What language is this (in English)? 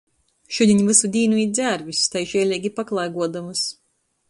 Latgalian